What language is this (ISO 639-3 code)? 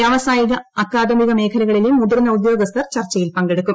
mal